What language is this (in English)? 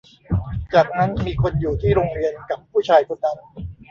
Thai